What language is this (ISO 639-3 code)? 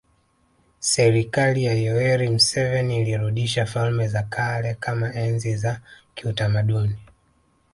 swa